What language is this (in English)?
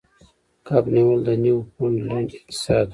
Pashto